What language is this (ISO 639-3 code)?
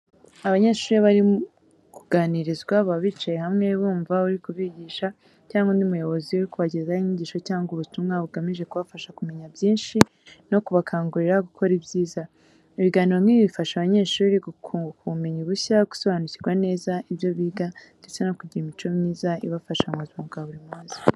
kin